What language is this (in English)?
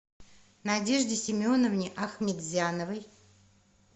Russian